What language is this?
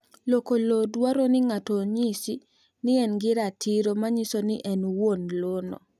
Luo (Kenya and Tanzania)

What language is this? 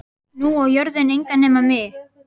Icelandic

